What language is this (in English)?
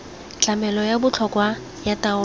Tswana